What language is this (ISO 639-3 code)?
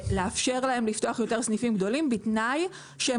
heb